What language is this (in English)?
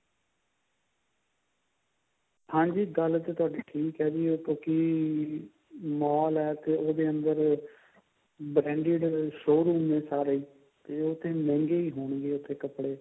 Punjabi